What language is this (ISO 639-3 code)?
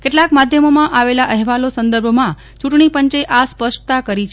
guj